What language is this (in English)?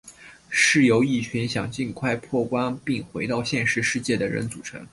Chinese